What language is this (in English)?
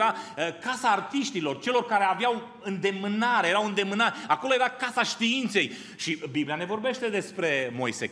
Romanian